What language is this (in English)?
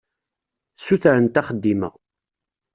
Kabyle